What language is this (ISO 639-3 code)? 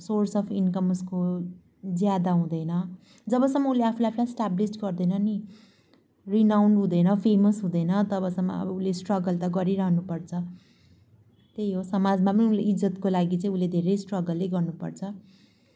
nep